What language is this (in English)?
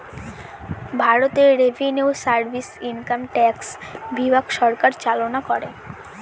Bangla